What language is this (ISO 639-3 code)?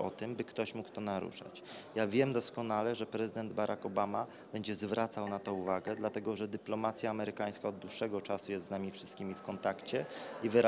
pol